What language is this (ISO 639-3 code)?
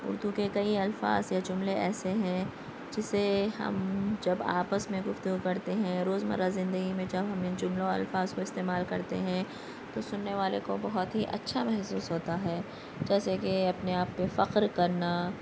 urd